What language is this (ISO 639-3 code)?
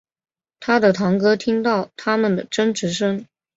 zho